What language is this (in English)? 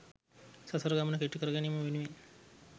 Sinhala